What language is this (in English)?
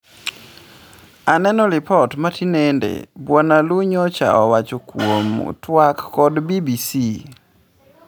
Luo (Kenya and Tanzania)